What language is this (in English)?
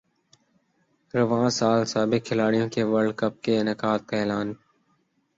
Urdu